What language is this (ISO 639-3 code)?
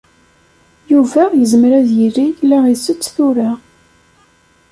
kab